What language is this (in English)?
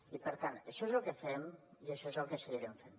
Catalan